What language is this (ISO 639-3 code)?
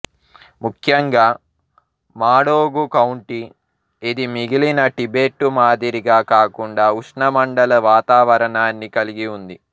tel